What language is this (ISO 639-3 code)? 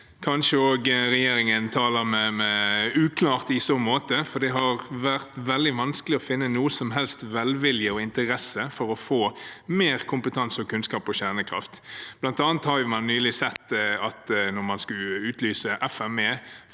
nor